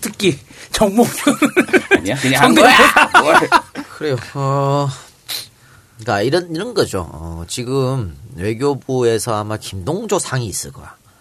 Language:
Korean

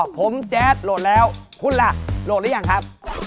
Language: Thai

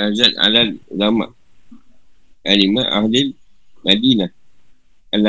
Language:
Malay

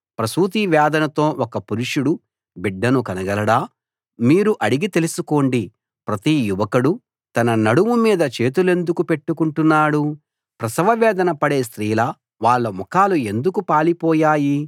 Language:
Telugu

